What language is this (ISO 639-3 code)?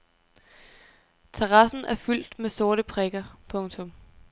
dan